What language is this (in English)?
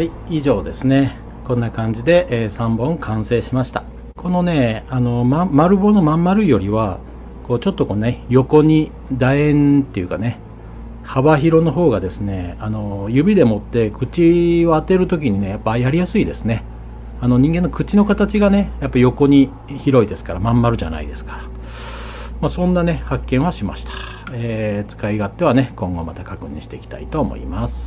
Japanese